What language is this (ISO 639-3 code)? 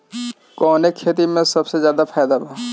bho